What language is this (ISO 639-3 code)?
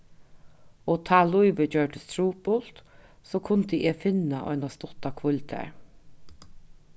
fao